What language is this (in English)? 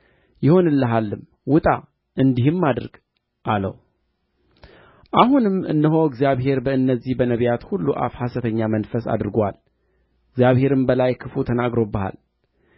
Amharic